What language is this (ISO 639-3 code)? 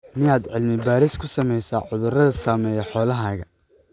som